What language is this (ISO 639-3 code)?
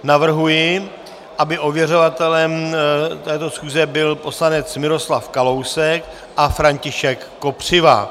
ces